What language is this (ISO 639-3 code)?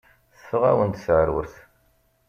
kab